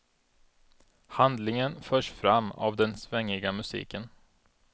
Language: Swedish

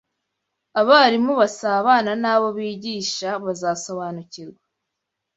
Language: Kinyarwanda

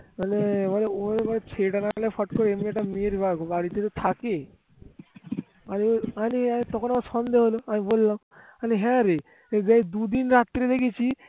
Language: Bangla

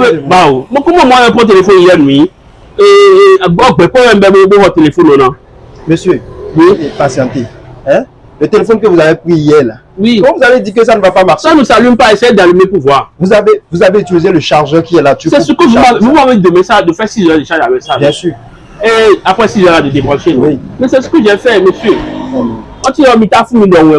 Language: French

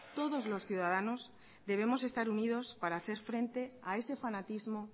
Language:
Spanish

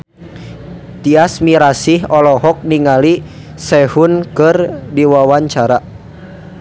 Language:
Sundanese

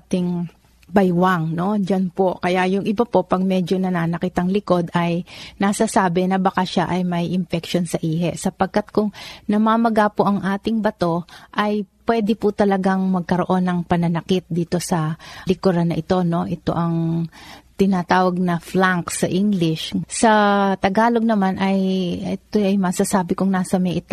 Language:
Filipino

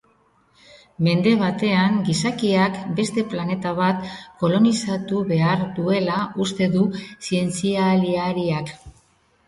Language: Basque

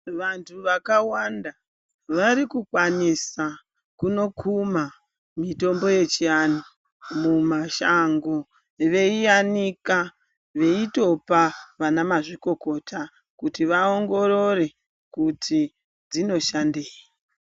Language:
Ndau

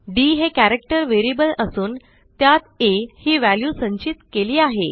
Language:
Marathi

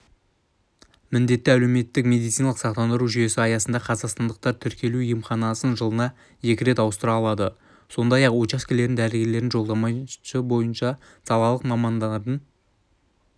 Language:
Kazakh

